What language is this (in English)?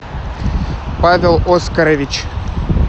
Russian